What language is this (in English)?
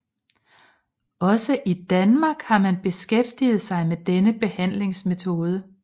Danish